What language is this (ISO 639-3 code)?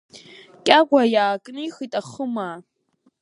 abk